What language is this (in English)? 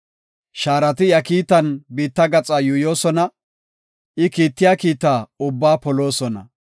Gofa